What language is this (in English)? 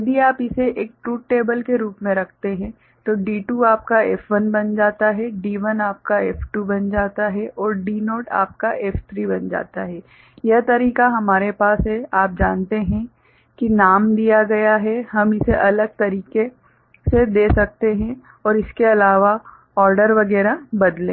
Hindi